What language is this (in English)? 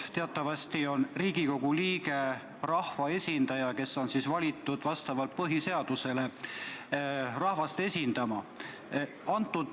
Estonian